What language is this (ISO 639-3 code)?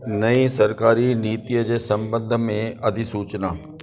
snd